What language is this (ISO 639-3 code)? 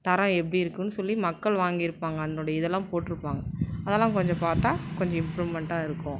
tam